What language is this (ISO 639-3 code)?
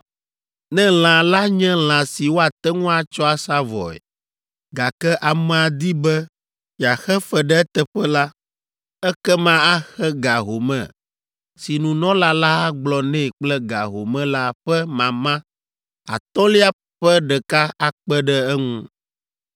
ewe